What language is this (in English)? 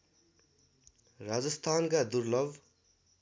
Nepali